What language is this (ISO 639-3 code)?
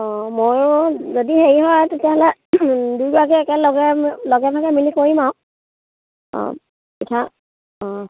asm